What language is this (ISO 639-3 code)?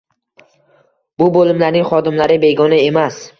uzb